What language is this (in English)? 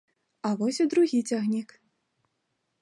Belarusian